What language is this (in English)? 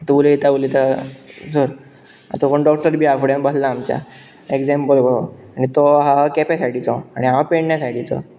Konkani